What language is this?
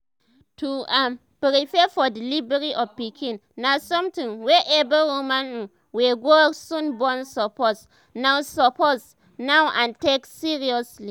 Nigerian Pidgin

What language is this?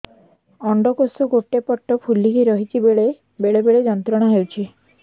Odia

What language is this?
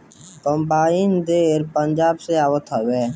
Bhojpuri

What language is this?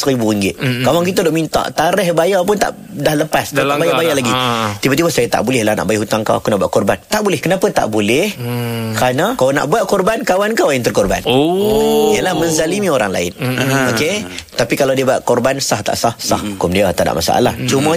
Malay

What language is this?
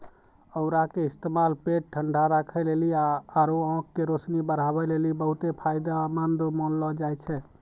Maithili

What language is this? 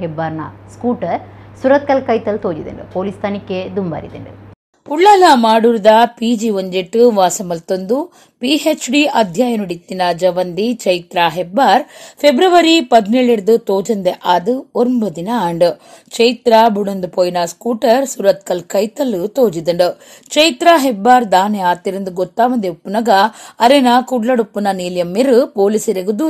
Kannada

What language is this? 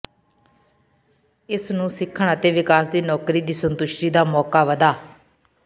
Punjabi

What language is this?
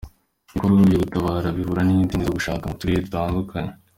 Kinyarwanda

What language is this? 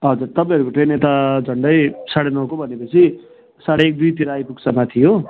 Nepali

